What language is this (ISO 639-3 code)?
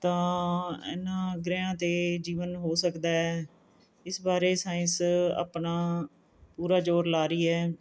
pan